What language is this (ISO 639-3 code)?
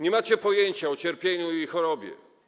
pol